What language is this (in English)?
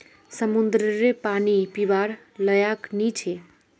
Magahi